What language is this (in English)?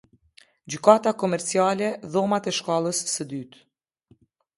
Albanian